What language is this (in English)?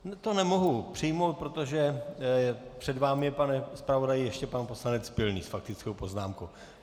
Czech